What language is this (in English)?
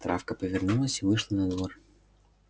Russian